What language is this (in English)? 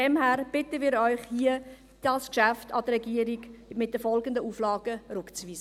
Swiss German